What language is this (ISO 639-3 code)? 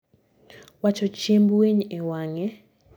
luo